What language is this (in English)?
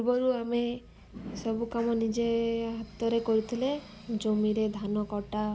Odia